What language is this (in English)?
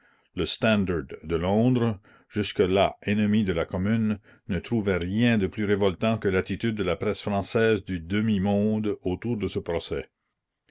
French